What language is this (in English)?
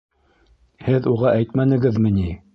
Bashkir